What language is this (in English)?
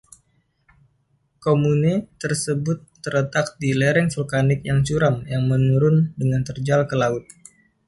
Indonesian